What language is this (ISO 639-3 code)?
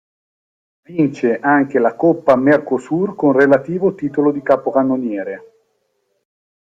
ita